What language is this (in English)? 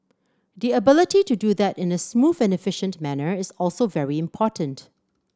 English